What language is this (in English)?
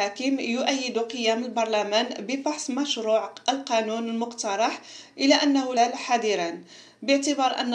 Arabic